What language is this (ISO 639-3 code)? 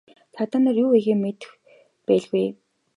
mon